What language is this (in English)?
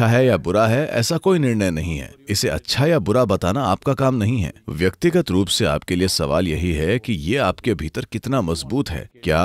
Hindi